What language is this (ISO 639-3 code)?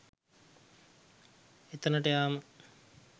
sin